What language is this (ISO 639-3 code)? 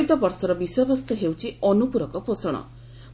ori